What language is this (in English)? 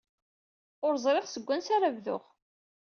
Kabyle